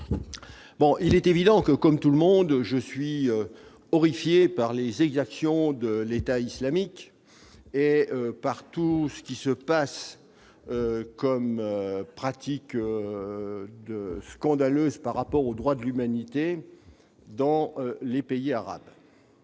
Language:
French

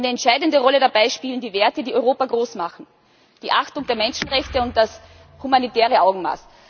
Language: German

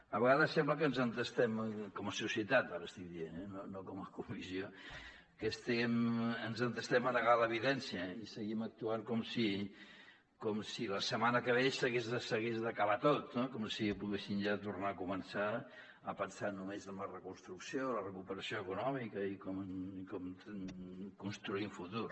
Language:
Catalan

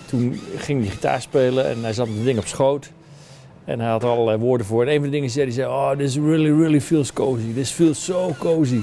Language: Dutch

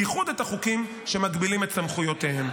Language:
Hebrew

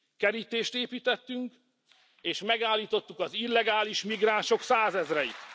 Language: Hungarian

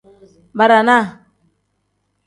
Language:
Tem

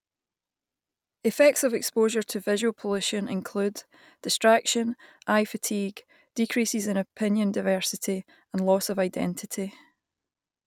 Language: English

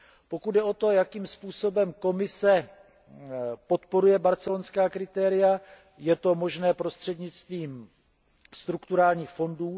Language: Czech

